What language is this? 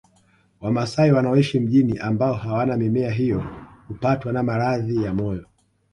Swahili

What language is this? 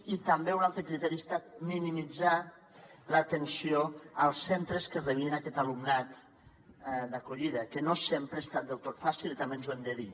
Catalan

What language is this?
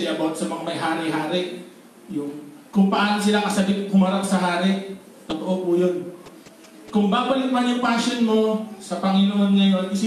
Filipino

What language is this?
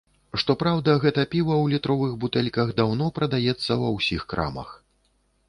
Belarusian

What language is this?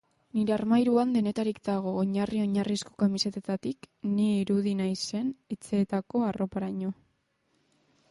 Basque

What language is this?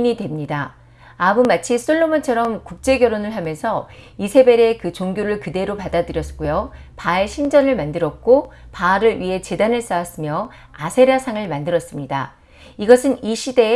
Korean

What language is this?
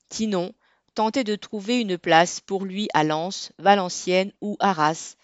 French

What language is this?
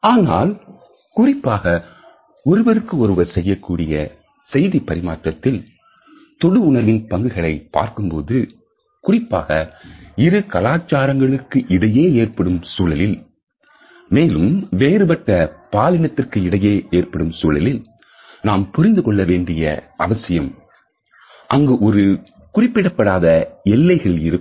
Tamil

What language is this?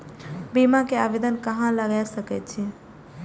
Maithili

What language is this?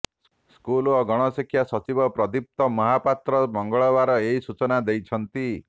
Odia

